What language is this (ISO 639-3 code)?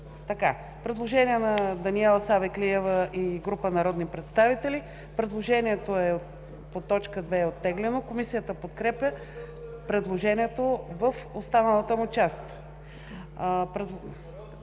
bul